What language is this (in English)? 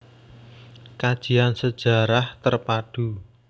Javanese